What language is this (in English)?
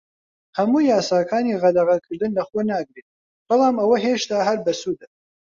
Central Kurdish